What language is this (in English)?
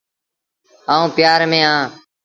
Sindhi Bhil